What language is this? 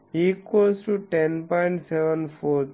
Telugu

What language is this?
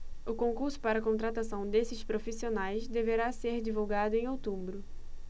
Portuguese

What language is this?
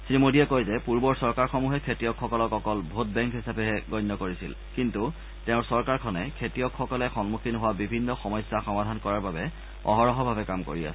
Assamese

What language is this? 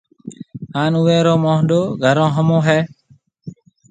Marwari (Pakistan)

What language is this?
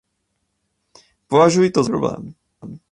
Czech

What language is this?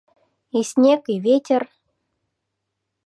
Mari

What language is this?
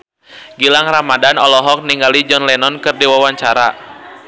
Sundanese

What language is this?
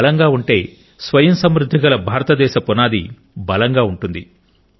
Telugu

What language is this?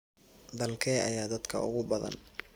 Somali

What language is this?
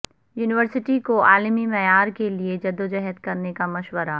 Urdu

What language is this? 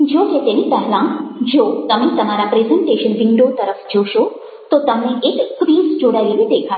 Gujarati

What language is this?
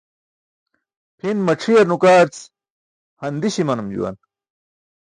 Burushaski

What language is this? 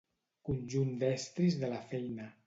Catalan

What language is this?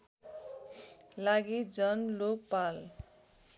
Nepali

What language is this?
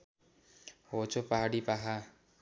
Nepali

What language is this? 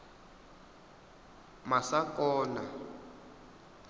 Venda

